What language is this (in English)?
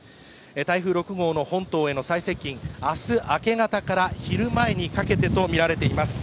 Japanese